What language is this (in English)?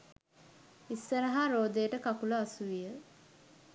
Sinhala